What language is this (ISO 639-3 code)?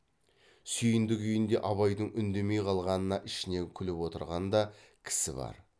kaz